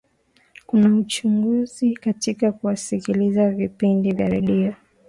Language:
Swahili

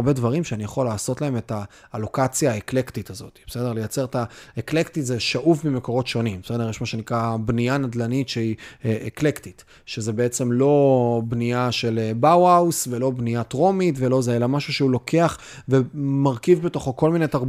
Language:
Hebrew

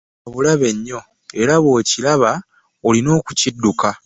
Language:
Ganda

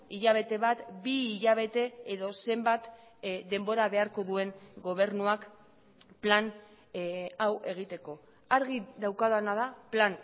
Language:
Basque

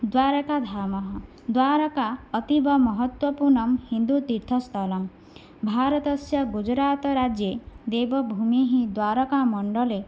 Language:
Sanskrit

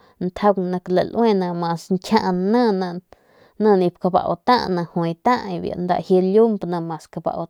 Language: Northern Pame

